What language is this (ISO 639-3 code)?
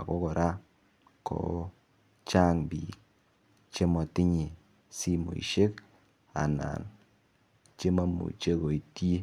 kln